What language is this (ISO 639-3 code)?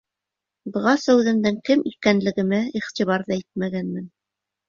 bak